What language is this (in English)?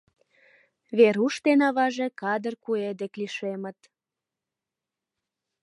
Mari